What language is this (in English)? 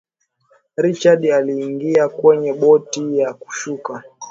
Swahili